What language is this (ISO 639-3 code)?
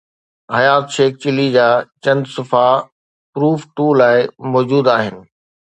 snd